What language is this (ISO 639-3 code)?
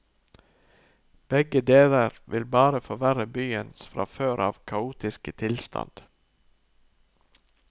nor